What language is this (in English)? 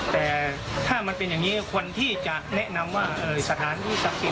Thai